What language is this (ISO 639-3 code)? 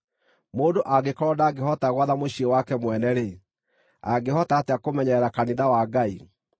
kik